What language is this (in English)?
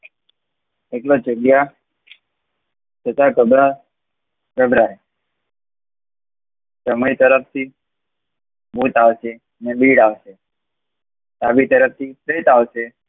Gujarati